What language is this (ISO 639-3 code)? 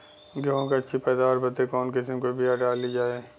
bho